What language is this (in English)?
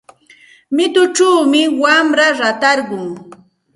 Santa Ana de Tusi Pasco Quechua